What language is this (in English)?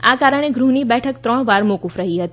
Gujarati